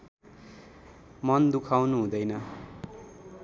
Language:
Nepali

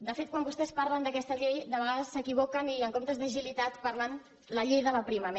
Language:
Catalan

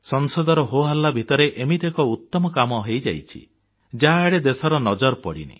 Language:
Odia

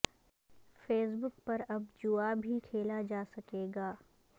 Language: Urdu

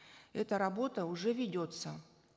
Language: Kazakh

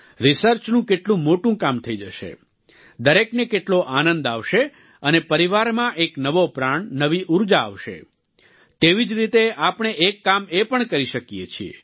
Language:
Gujarati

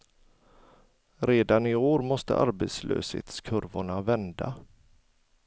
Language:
Swedish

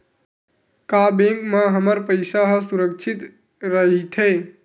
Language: Chhattisgarhi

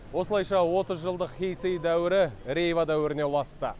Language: Kazakh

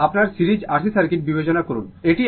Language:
Bangla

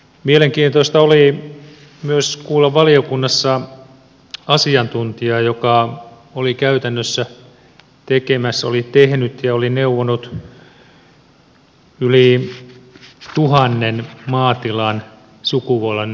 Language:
Finnish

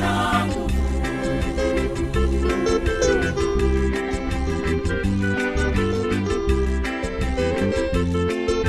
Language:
Swahili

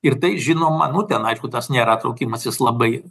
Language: Lithuanian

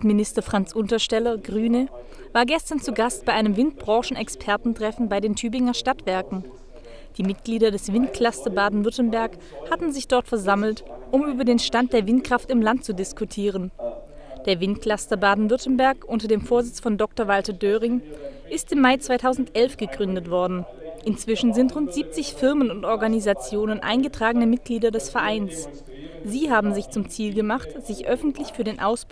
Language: German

